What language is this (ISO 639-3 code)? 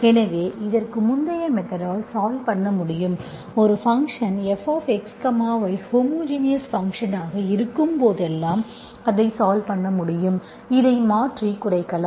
tam